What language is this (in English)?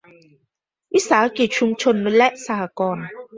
Thai